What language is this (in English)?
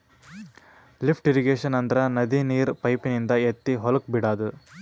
Kannada